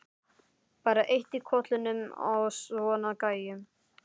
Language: Icelandic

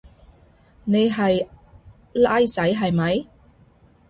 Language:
Cantonese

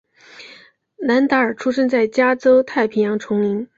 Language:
Chinese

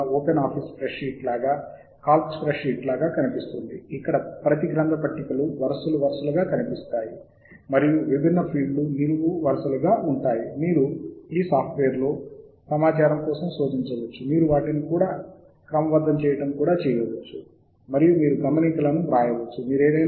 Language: Telugu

